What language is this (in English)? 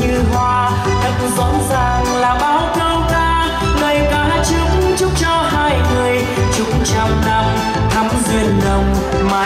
Vietnamese